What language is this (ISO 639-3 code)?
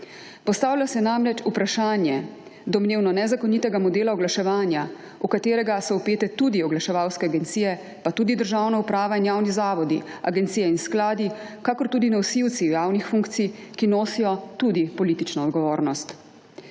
slv